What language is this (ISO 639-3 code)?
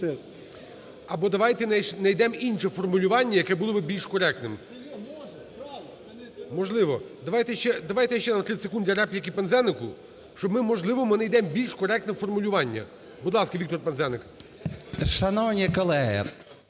ukr